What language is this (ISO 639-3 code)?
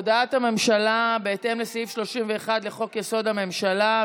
heb